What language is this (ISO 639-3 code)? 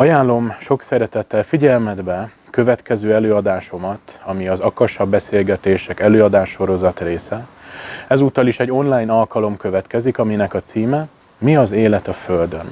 hun